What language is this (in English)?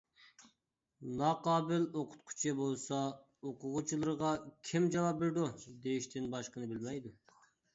Uyghur